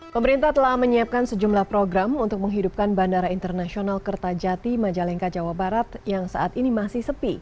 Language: Indonesian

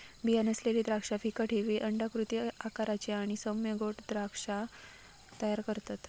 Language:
Marathi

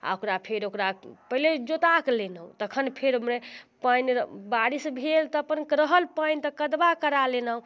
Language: Maithili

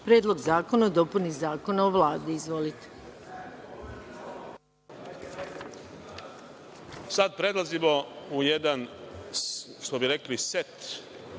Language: Serbian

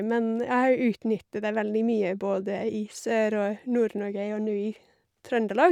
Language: Norwegian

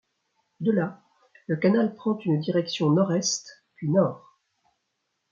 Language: French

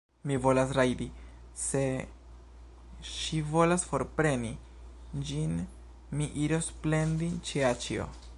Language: Esperanto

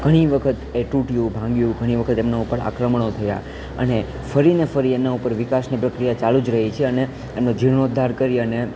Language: Gujarati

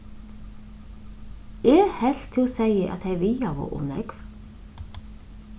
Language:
Faroese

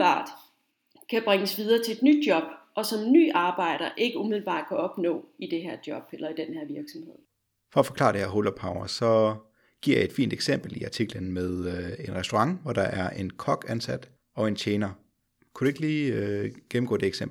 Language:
Danish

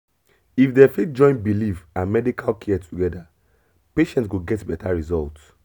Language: Nigerian Pidgin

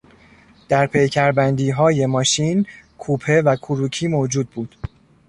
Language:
Persian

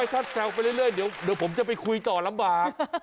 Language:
Thai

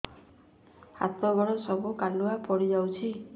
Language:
Odia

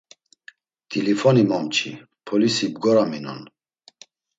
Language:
Laz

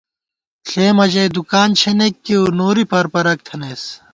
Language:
Gawar-Bati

